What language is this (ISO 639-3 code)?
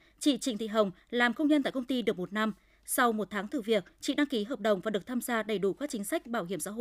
vie